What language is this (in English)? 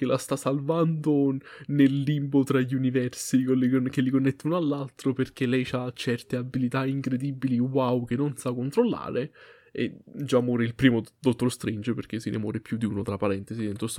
Italian